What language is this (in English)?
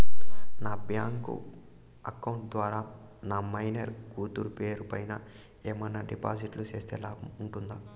Telugu